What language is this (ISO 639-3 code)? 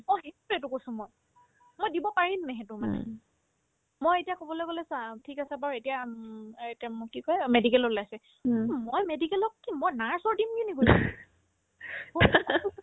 asm